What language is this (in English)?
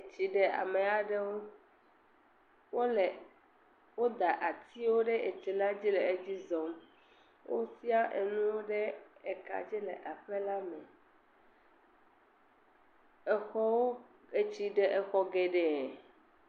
Ewe